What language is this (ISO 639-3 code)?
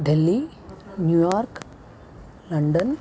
san